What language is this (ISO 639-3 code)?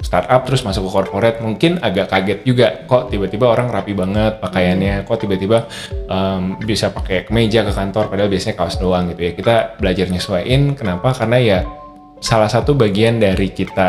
ind